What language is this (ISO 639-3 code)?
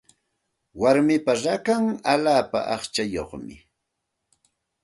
qxt